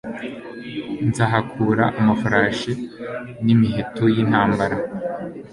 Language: Kinyarwanda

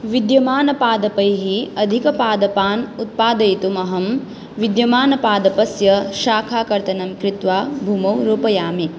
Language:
Sanskrit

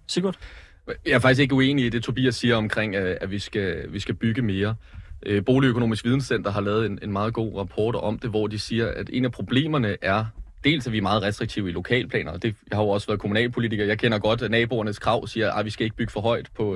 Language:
Danish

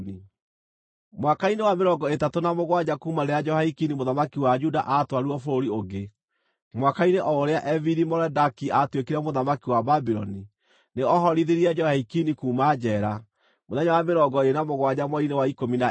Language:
Kikuyu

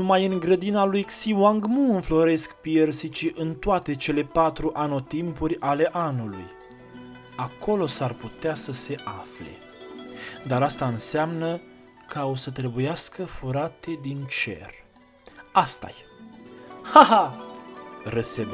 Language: Romanian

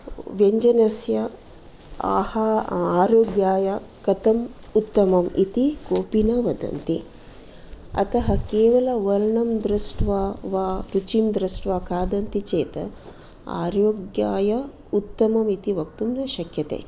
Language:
Sanskrit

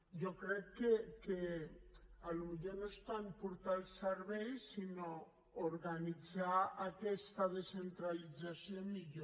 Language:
Catalan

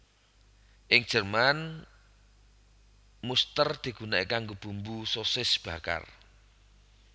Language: Javanese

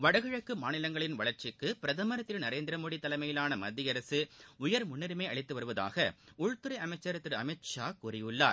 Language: Tamil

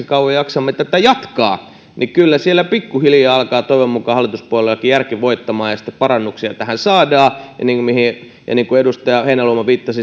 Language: Finnish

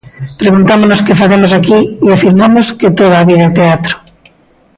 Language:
Galician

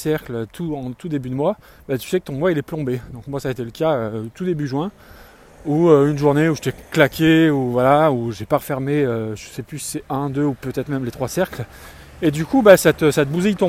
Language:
French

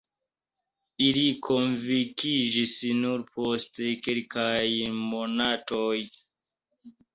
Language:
Esperanto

